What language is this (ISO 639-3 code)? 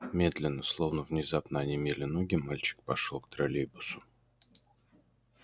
rus